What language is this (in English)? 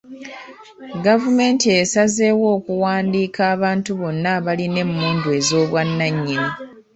Ganda